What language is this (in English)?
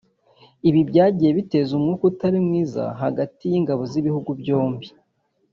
Kinyarwanda